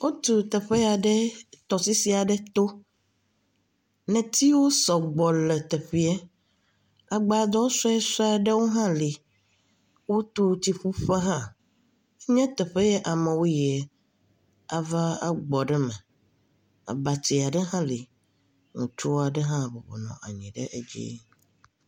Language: Ewe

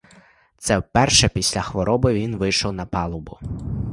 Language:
Ukrainian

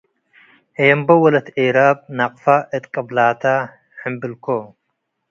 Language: Tigre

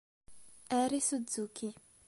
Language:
Italian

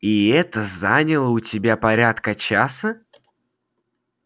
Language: Russian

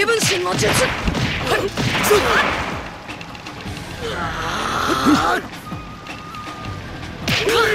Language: Japanese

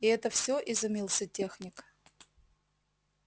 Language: Russian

